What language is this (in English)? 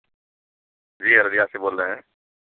Urdu